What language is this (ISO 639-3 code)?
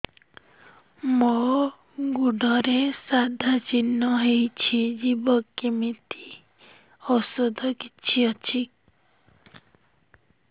ori